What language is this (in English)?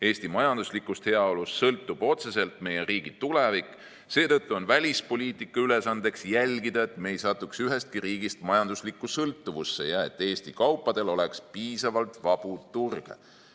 Estonian